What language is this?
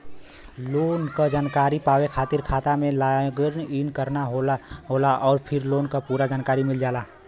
Bhojpuri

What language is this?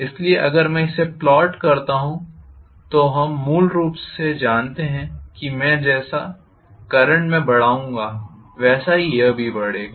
Hindi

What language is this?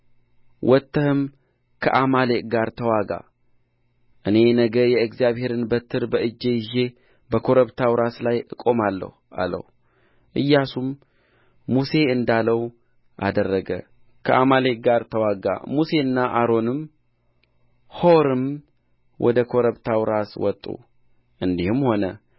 Amharic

